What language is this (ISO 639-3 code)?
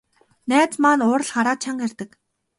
mon